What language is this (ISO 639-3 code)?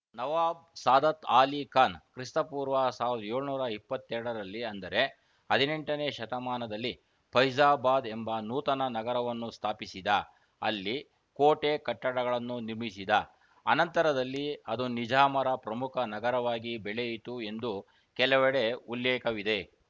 kan